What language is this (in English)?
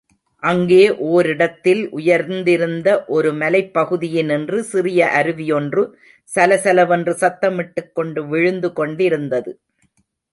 Tamil